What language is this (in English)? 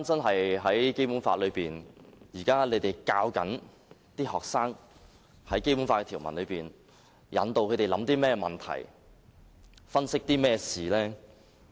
Cantonese